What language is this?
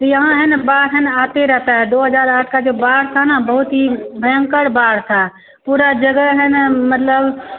Hindi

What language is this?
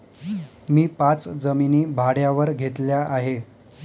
Marathi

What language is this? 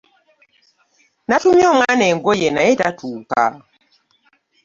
Ganda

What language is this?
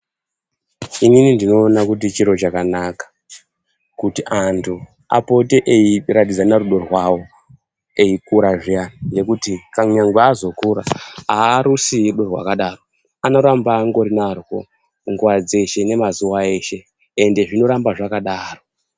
Ndau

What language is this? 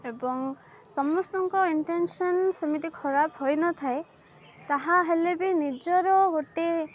Odia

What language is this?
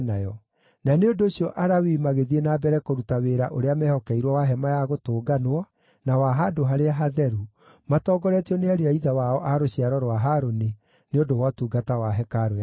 Kikuyu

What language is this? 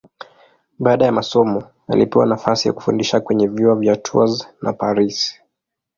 Swahili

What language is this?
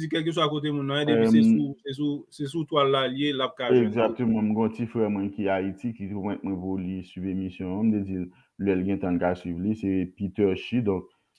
French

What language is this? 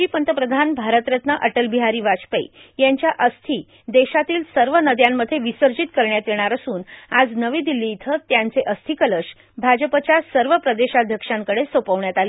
Marathi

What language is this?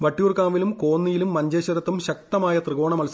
Malayalam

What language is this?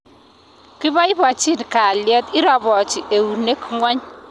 Kalenjin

